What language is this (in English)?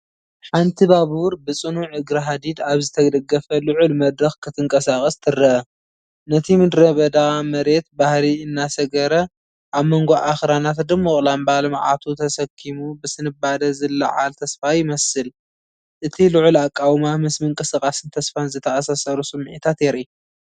Tigrinya